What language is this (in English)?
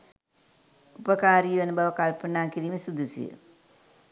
Sinhala